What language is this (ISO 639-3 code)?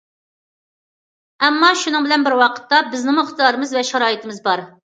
uig